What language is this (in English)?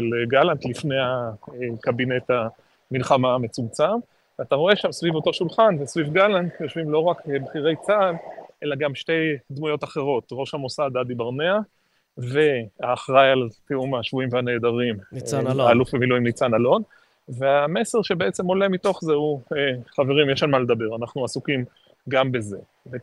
Hebrew